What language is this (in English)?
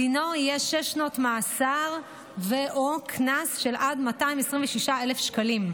Hebrew